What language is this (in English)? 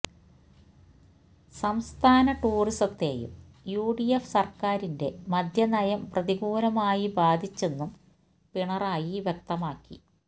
Malayalam